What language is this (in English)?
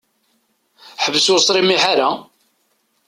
Kabyle